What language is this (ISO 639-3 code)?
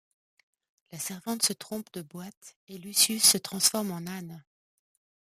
fra